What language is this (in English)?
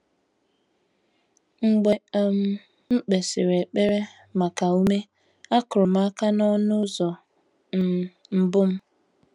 Igbo